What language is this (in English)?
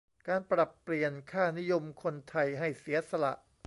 Thai